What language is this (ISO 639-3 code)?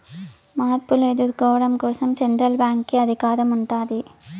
tel